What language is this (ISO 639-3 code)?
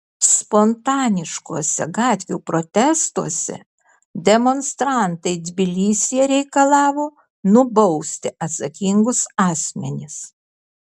lit